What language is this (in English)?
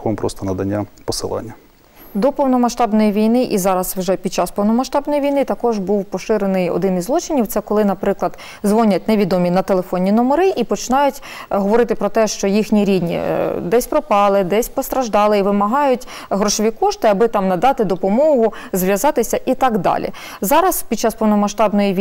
Ukrainian